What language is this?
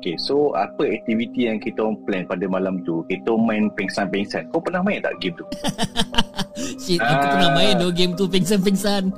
Malay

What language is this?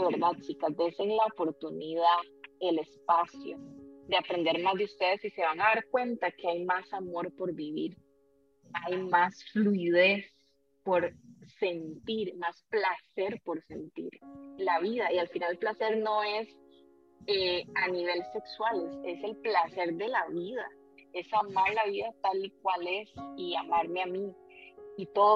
Spanish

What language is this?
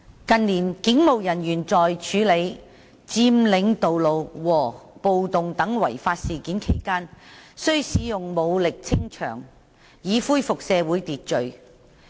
Cantonese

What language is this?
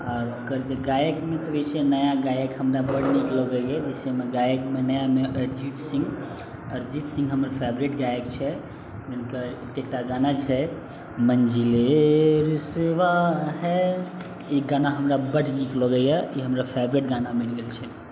Maithili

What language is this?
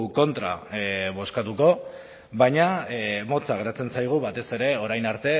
Basque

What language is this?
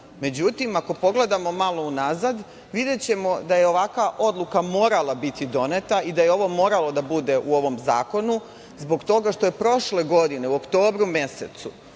Serbian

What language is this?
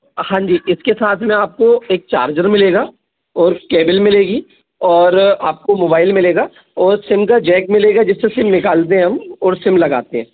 Hindi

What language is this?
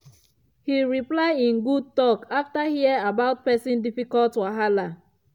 Nigerian Pidgin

